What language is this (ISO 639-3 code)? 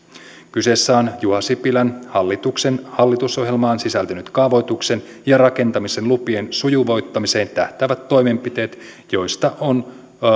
fin